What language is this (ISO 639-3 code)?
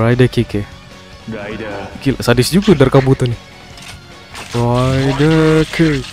ind